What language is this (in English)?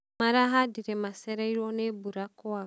Kikuyu